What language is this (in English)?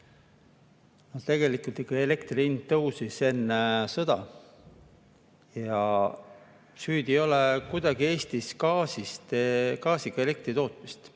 Estonian